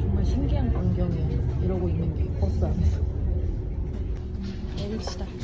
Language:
Korean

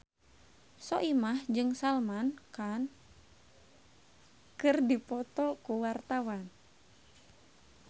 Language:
Sundanese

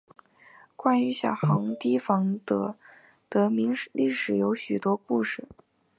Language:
Chinese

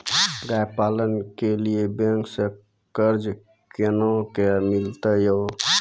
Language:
Maithili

